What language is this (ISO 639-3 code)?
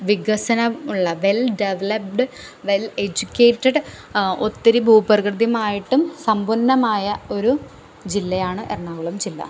mal